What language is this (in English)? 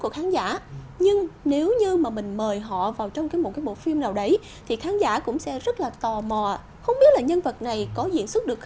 Vietnamese